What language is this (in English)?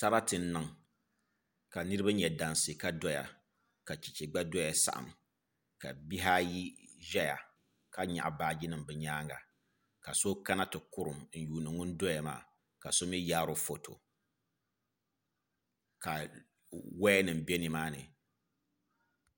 Dagbani